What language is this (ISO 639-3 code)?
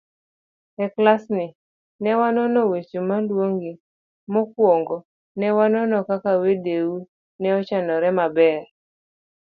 luo